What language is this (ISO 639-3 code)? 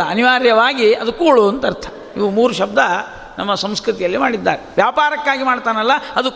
kan